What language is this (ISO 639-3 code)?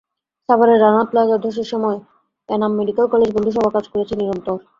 ben